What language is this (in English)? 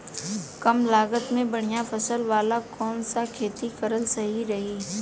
Bhojpuri